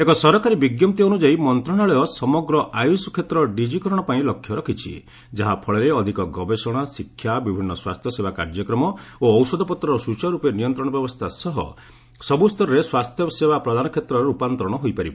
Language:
Odia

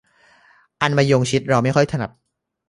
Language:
Thai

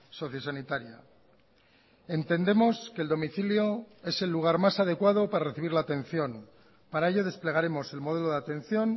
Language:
Spanish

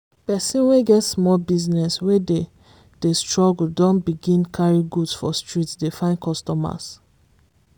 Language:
Nigerian Pidgin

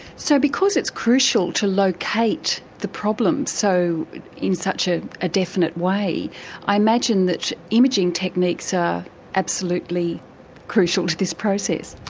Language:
English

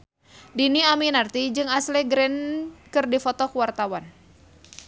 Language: Sundanese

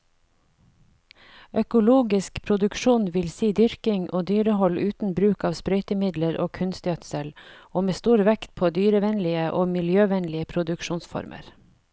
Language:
Norwegian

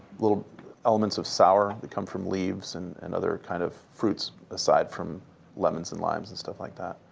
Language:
English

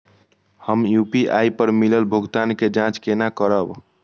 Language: Maithili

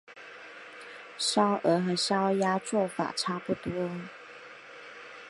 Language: Chinese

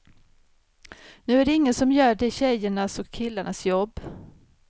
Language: Swedish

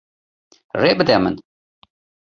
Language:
Kurdish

